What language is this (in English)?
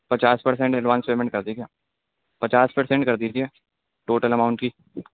Urdu